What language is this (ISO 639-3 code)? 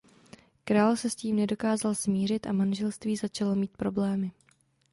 ces